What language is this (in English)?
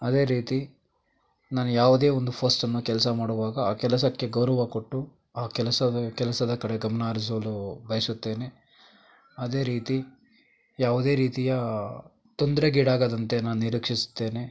Kannada